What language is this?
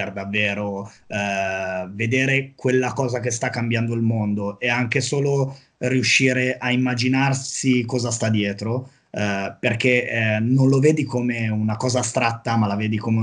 Italian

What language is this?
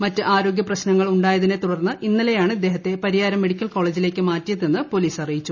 Malayalam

